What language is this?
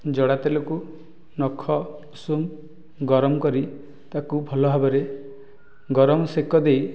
Odia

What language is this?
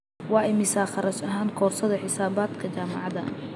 Somali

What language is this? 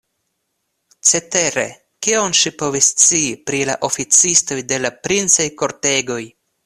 Esperanto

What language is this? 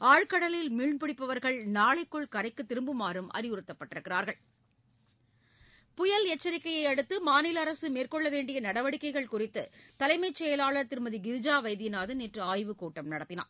Tamil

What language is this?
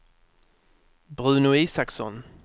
Swedish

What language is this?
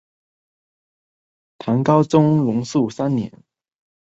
Chinese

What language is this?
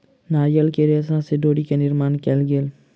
Maithili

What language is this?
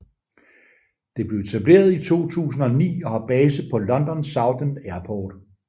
Danish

